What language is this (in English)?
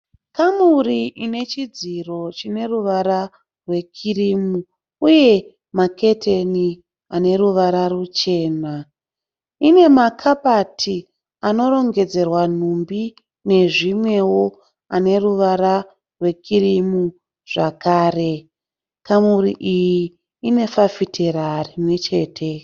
Shona